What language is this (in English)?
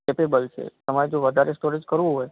Gujarati